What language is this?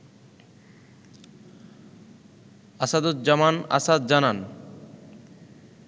Bangla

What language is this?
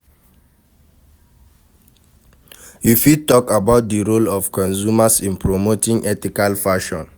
Nigerian Pidgin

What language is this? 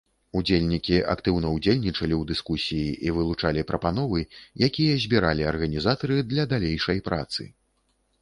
Belarusian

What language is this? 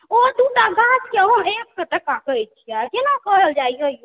Maithili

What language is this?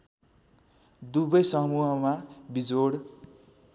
Nepali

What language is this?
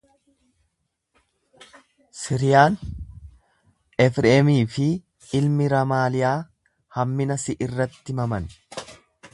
Oromo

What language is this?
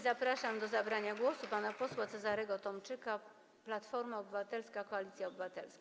Polish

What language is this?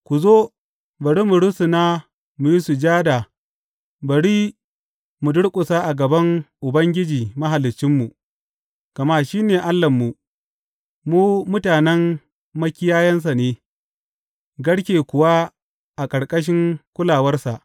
Hausa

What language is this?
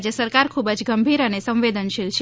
Gujarati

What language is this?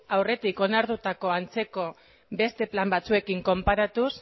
Basque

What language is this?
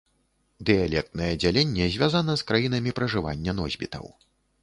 Belarusian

